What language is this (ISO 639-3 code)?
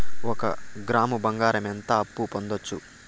tel